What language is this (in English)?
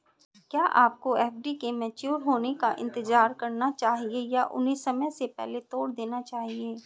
Hindi